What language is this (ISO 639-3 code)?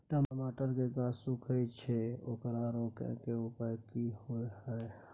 mai